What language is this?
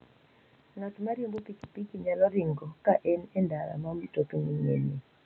Luo (Kenya and Tanzania)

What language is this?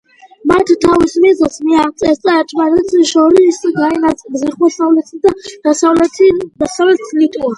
Georgian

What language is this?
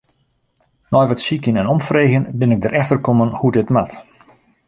Western Frisian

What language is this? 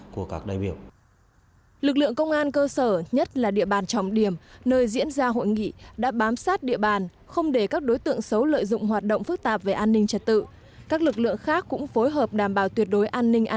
Vietnamese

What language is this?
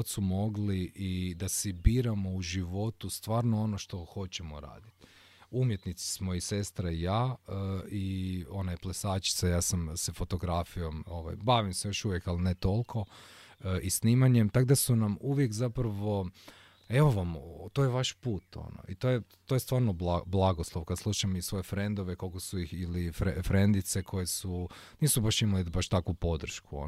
Croatian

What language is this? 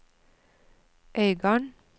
Norwegian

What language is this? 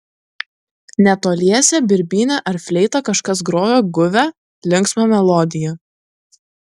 Lithuanian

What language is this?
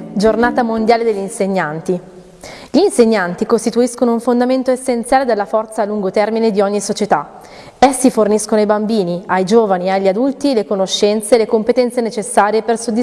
Italian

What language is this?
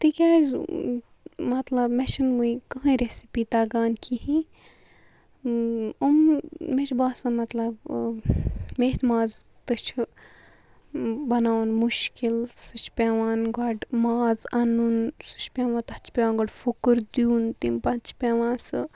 Kashmiri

